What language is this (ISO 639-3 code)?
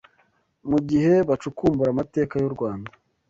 kin